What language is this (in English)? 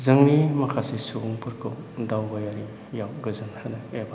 Bodo